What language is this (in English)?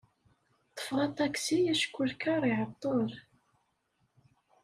Kabyle